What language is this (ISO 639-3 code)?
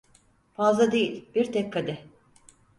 tur